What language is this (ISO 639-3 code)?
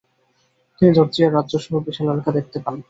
ben